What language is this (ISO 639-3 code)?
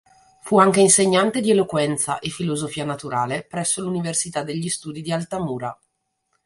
ita